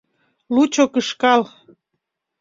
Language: Mari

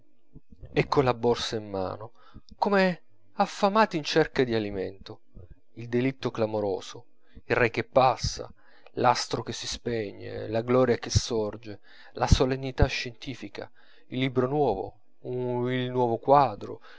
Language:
Italian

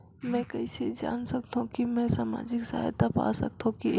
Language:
Chhattisgarhi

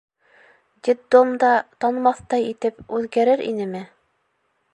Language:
Bashkir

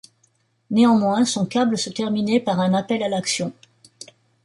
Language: French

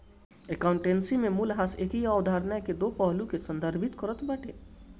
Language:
Bhojpuri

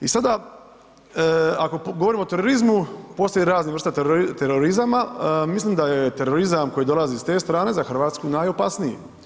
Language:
Croatian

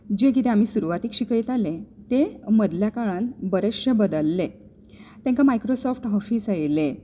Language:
Konkani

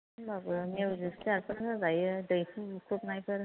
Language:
Bodo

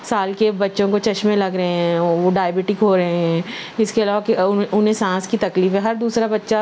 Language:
Urdu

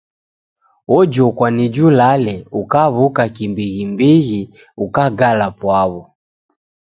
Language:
Taita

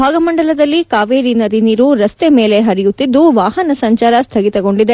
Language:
Kannada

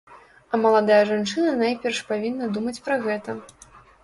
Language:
Belarusian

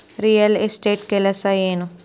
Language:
Kannada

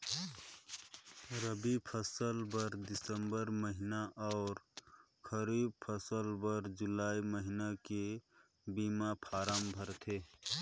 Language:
Chhattisgarhi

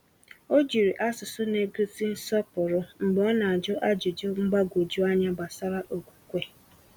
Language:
Igbo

